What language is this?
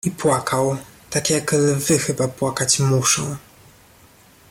Polish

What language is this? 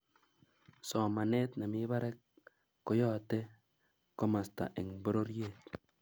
Kalenjin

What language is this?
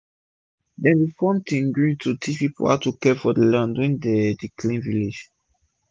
Nigerian Pidgin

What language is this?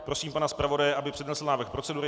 Czech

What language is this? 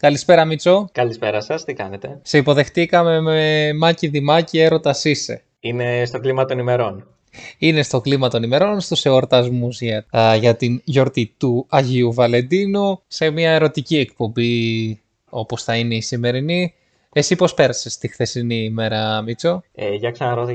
Greek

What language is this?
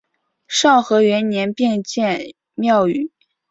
Chinese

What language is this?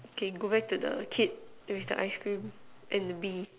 English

